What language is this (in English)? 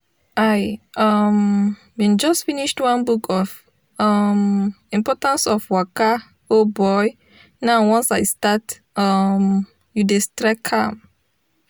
Nigerian Pidgin